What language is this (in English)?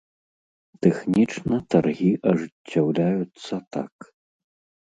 Belarusian